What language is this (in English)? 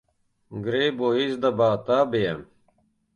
Latvian